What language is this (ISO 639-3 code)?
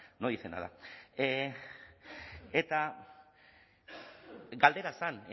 eus